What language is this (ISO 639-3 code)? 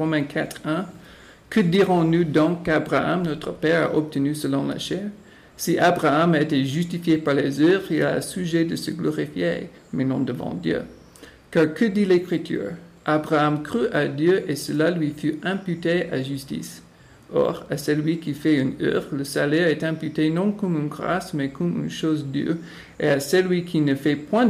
fra